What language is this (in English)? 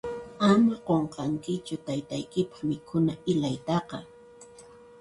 Puno Quechua